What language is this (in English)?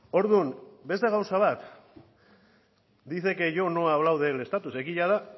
Basque